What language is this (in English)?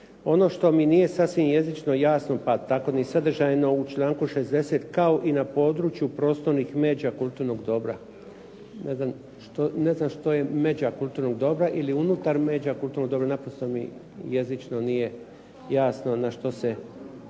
Croatian